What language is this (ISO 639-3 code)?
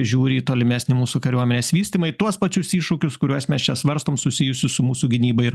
lit